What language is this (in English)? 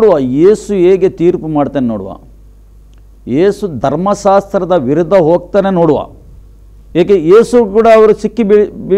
Romanian